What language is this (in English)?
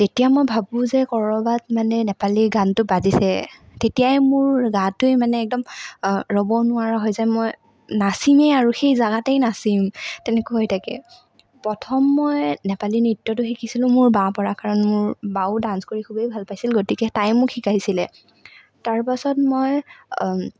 Assamese